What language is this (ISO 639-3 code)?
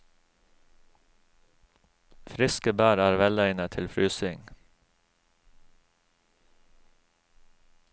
nor